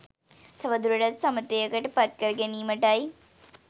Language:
Sinhala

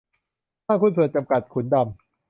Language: Thai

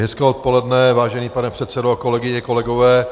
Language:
Czech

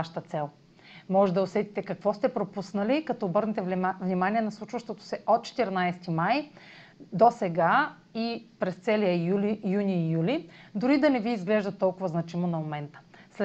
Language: Bulgarian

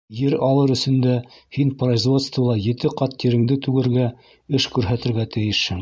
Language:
Bashkir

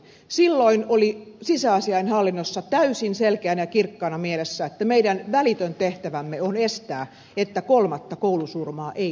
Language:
Finnish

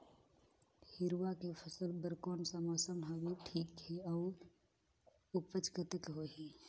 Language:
Chhattisgarhi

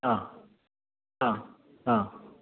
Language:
Malayalam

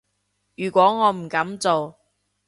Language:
Cantonese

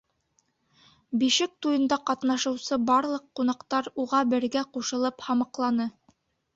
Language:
Bashkir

